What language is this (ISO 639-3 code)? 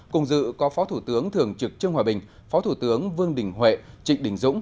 vie